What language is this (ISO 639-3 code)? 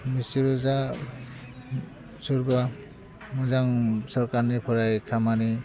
brx